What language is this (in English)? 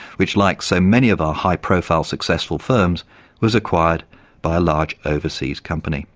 English